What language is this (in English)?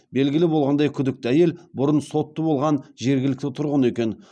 Kazakh